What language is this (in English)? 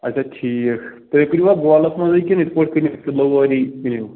Kashmiri